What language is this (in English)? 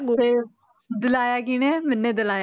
Punjabi